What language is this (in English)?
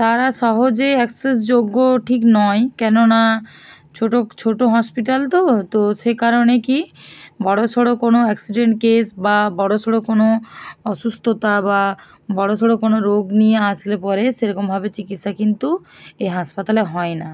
Bangla